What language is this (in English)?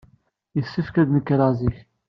Kabyle